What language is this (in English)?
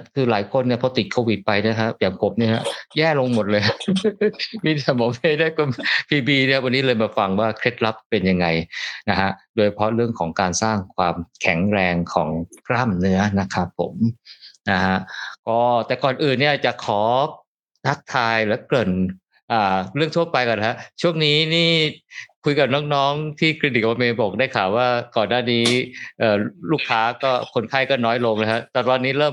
Thai